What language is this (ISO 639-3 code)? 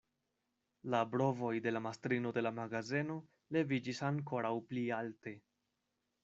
epo